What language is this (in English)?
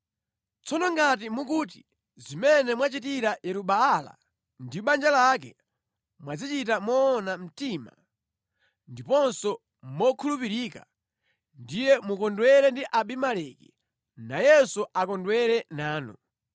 Nyanja